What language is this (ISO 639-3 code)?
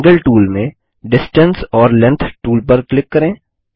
hin